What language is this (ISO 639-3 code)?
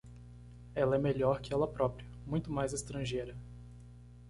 por